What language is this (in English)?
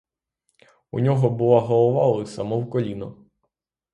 Ukrainian